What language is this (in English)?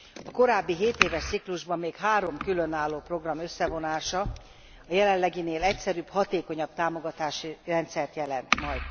Hungarian